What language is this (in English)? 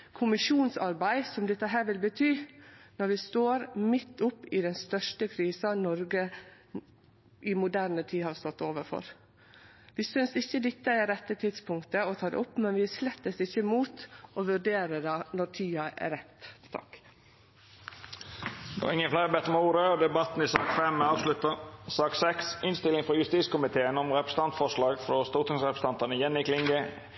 Norwegian Nynorsk